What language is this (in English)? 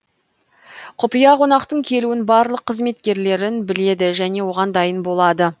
Kazakh